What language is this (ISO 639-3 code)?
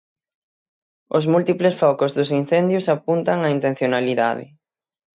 glg